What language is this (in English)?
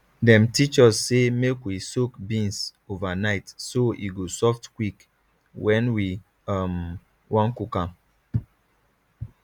Nigerian Pidgin